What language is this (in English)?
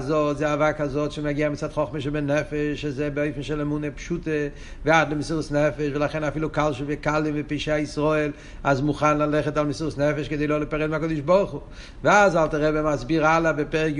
Hebrew